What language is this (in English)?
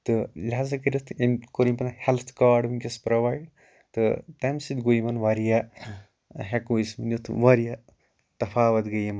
Kashmiri